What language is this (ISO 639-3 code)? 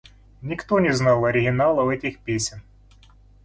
rus